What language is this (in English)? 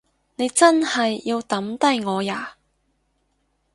Cantonese